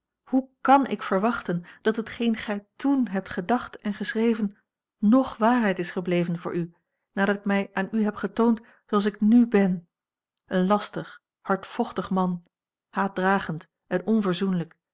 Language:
Dutch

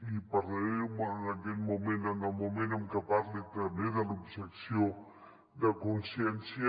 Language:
Catalan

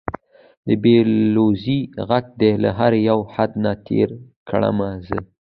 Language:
Pashto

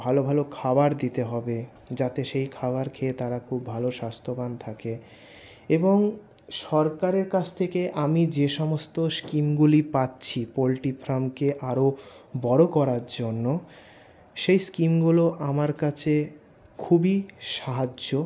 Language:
Bangla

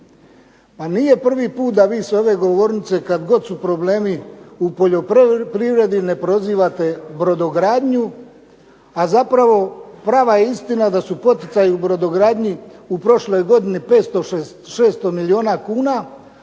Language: Croatian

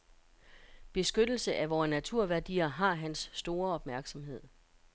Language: Danish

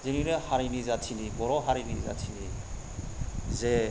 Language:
Bodo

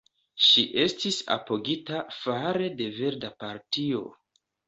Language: Esperanto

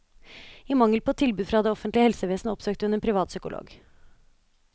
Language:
Norwegian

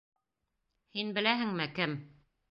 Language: Bashkir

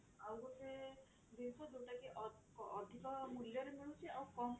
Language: Odia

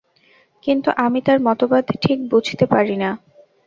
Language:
Bangla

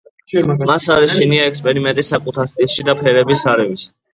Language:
Georgian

